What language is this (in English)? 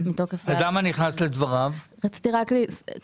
Hebrew